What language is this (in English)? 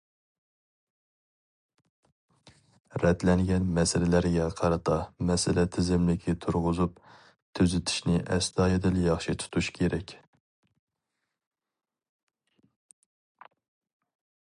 Uyghur